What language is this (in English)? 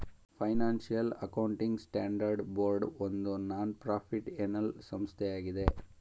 Kannada